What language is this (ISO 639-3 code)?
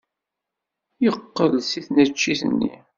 kab